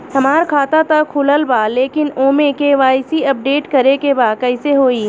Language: Bhojpuri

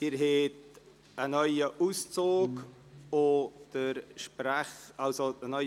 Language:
Swiss German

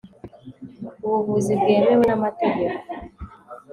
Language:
Kinyarwanda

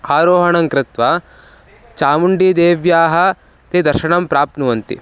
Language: Sanskrit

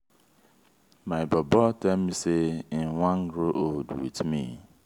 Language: Nigerian Pidgin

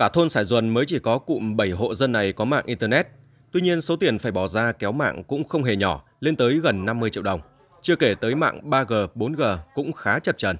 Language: Vietnamese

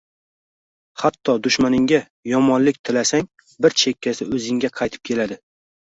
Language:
Uzbek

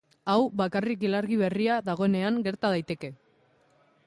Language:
Basque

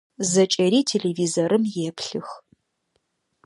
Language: Adyghe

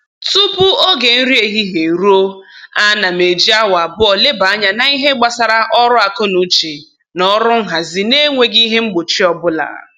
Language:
Igbo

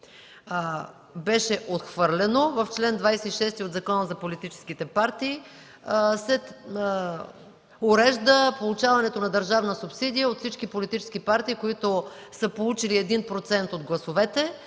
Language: Bulgarian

